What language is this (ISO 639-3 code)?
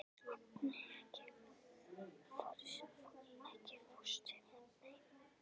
isl